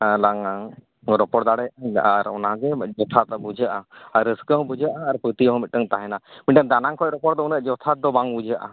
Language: Santali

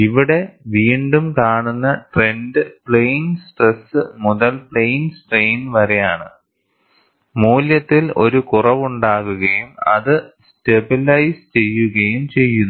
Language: Malayalam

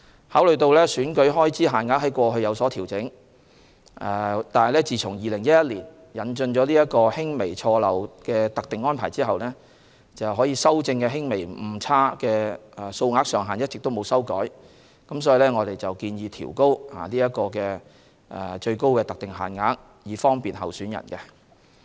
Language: Cantonese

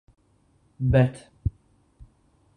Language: Latvian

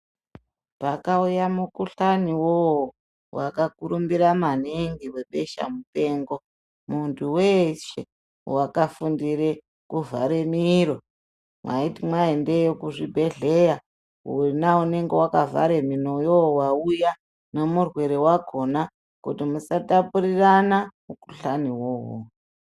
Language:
Ndau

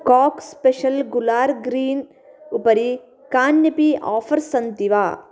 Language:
Sanskrit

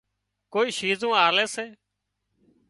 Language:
Wadiyara Koli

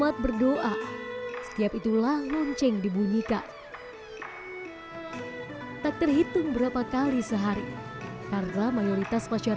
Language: Indonesian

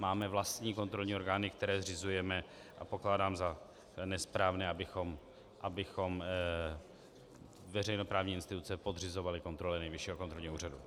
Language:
Czech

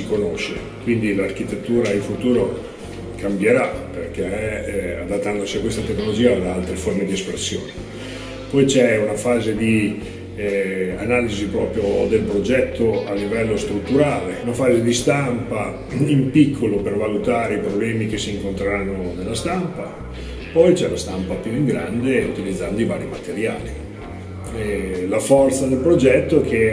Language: Italian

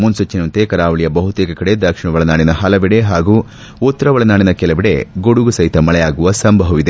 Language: Kannada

